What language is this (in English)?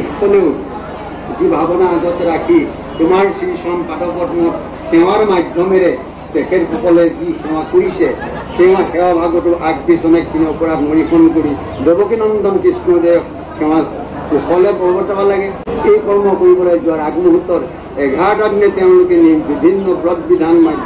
Bangla